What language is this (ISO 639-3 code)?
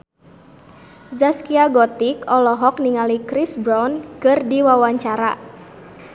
sun